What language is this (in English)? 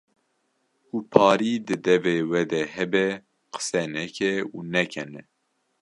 Kurdish